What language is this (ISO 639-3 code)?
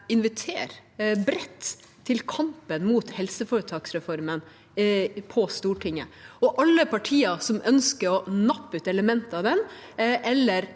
nor